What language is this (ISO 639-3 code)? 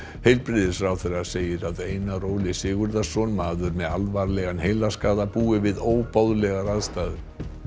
isl